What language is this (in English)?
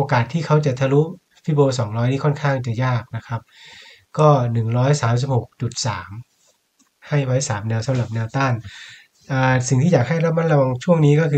Thai